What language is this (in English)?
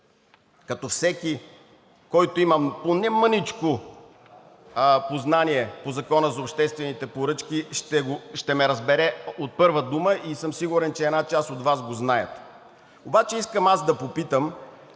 Bulgarian